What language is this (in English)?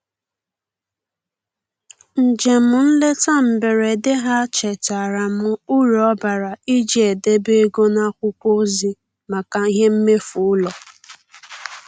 Igbo